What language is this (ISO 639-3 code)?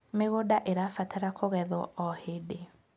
kik